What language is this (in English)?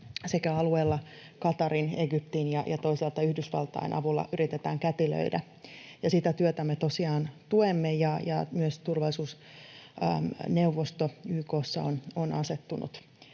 Finnish